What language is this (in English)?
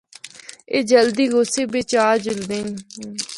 Northern Hindko